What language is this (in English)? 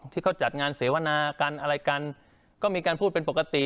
Thai